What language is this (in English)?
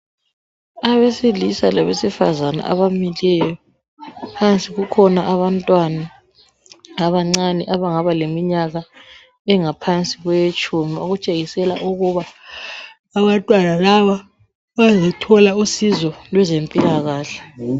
North Ndebele